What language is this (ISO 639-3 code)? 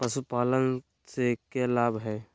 mag